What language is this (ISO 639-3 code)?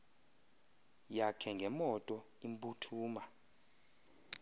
xho